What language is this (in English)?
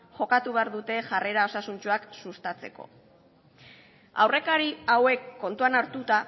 Basque